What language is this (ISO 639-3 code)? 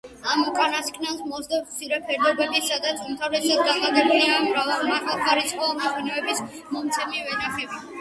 kat